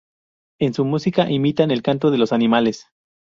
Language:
Spanish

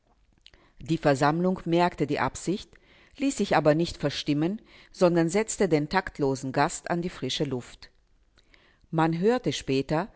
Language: German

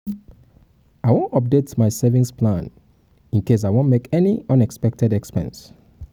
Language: Nigerian Pidgin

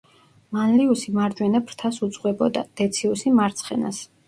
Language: Georgian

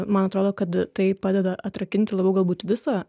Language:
Lithuanian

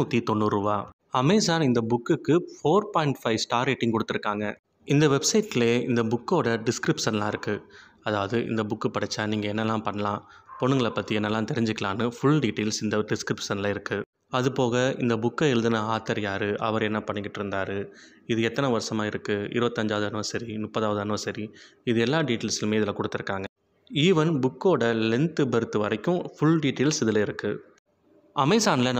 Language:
Indonesian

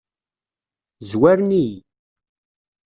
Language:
Kabyle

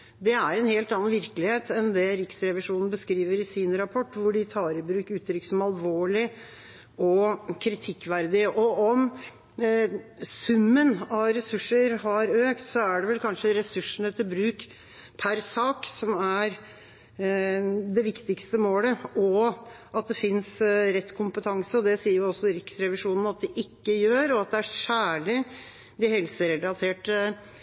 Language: Norwegian Bokmål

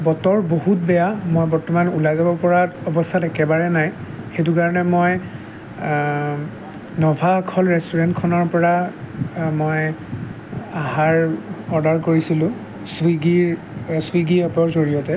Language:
Assamese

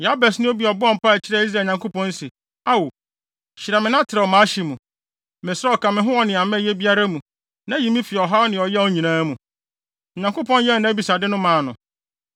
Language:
Akan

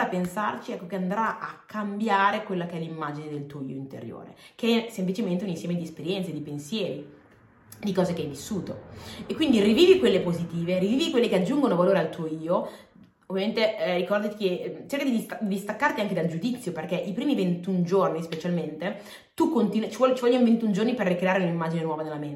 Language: Italian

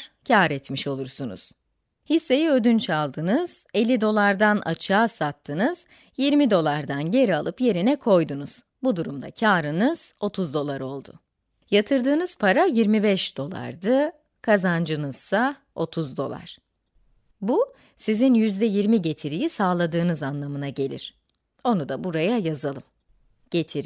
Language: Turkish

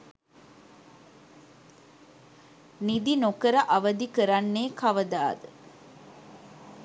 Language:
Sinhala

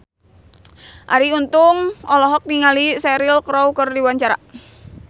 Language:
Sundanese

